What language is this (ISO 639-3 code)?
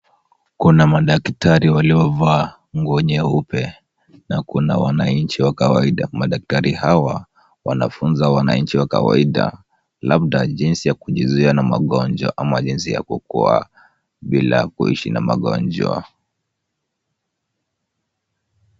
swa